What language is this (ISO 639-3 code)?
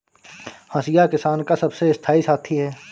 hin